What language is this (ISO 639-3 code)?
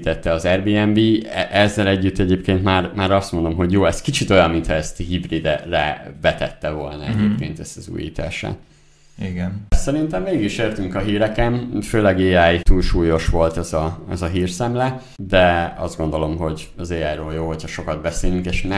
hun